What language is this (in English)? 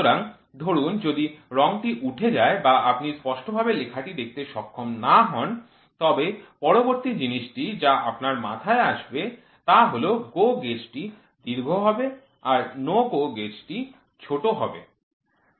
Bangla